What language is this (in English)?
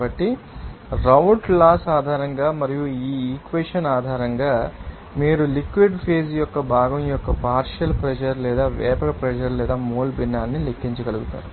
Telugu